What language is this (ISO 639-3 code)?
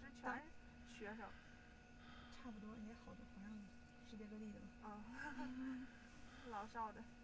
zho